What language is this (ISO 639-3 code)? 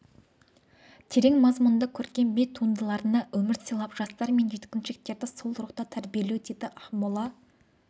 kaz